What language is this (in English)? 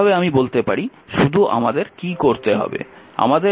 Bangla